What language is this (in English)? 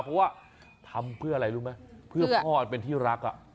Thai